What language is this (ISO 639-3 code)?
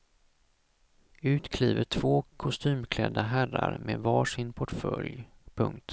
swe